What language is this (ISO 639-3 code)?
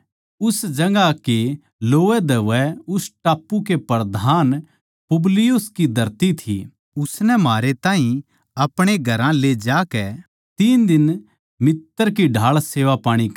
bgc